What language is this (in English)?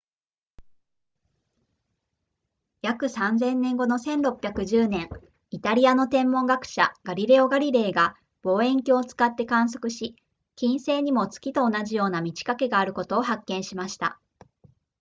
Japanese